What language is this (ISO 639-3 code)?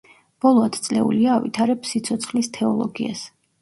kat